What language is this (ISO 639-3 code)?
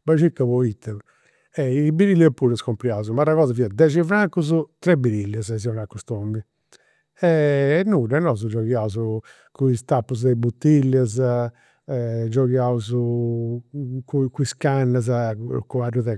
sro